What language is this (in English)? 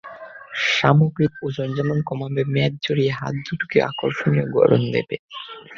Bangla